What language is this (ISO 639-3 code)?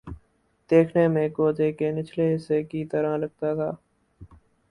urd